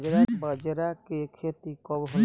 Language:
Bhojpuri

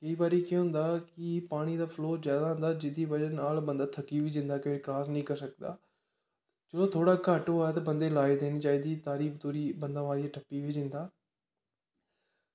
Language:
Dogri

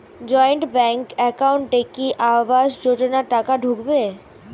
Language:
Bangla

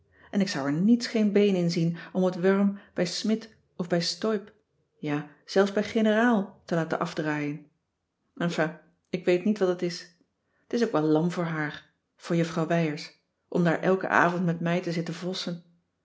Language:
Dutch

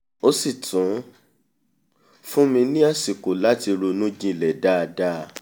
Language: Yoruba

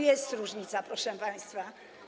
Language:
Polish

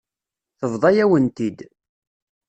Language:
Kabyle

